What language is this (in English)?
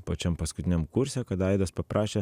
Lithuanian